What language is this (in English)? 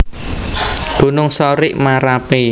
Javanese